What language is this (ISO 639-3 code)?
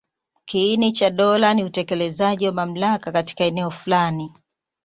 swa